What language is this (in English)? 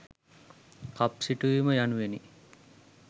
Sinhala